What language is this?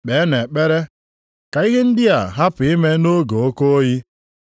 Igbo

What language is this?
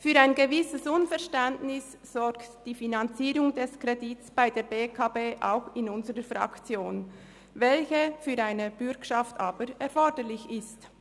Swiss German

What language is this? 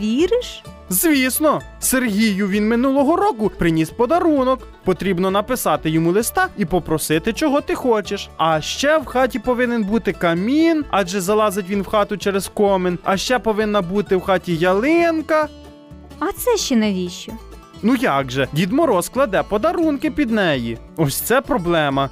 Ukrainian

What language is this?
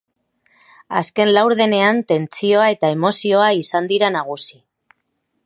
Basque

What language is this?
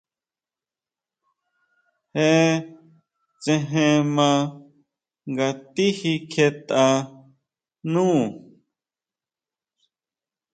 Huautla Mazatec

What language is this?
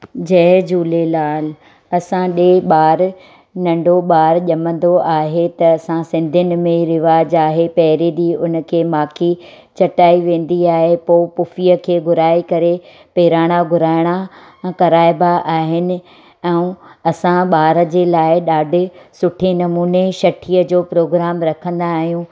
Sindhi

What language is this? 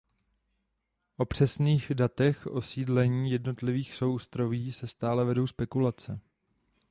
Czech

